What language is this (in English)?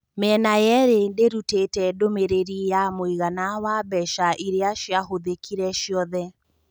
Kikuyu